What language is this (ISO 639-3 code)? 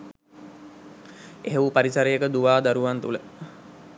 sin